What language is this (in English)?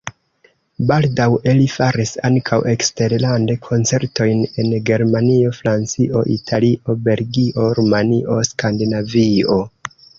Esperanto